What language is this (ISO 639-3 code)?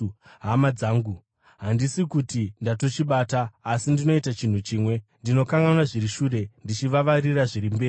sna